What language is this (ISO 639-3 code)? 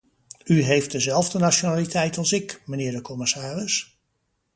nld